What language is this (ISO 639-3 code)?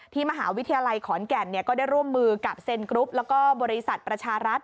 tha